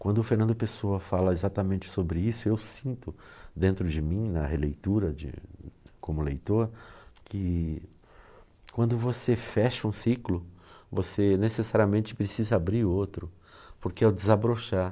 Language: Portuguese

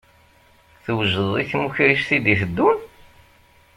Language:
Kabyle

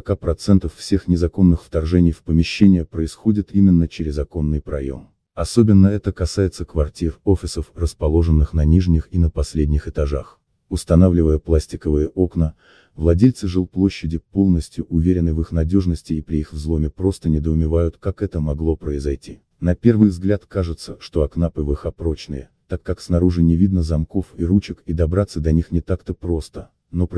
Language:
Russian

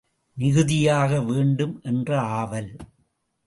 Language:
Tamil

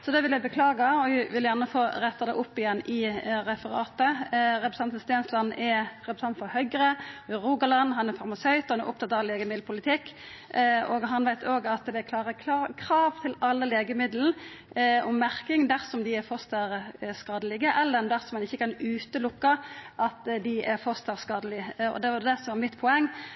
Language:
Norwegian Nynorsk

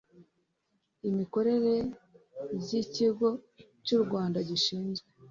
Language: Kinyarwanda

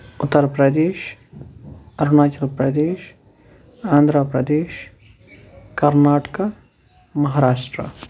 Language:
Kashmiri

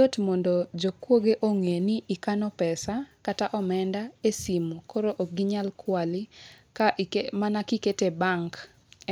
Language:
Luo (Kenya and Tanzania)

